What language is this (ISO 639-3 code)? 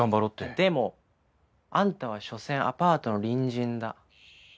jpn